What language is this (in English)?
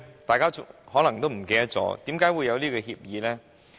Cantonese